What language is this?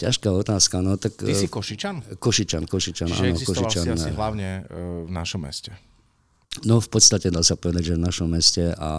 Slovak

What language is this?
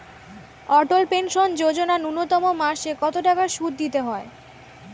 Bangla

